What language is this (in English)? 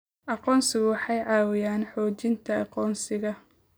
Somali